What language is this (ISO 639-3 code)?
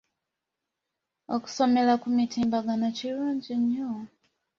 lug